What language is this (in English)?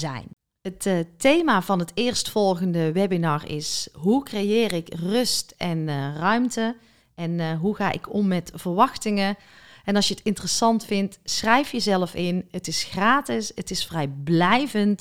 Dutch